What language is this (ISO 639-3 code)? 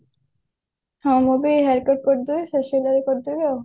ori